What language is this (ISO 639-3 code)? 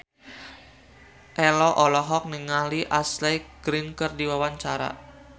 sun